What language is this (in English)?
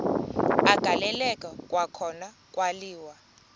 Xhosa